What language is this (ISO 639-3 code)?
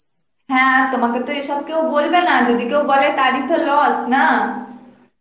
ben